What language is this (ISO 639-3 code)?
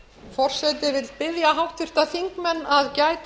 isl